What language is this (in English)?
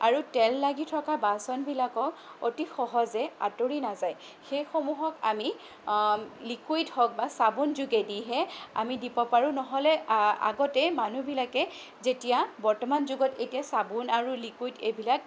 Assamese